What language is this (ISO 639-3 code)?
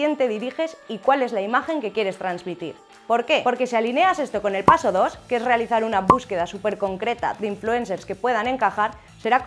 spa